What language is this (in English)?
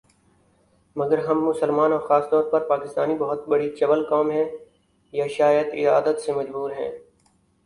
Urdu